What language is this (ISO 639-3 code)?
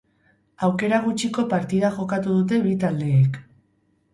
eus